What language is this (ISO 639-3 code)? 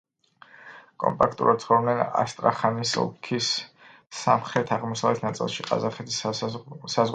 kat